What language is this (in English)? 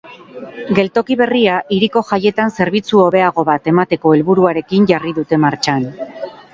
Basque